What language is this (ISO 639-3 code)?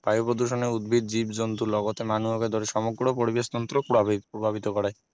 asm